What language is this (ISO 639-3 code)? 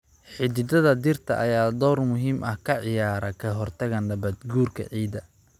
som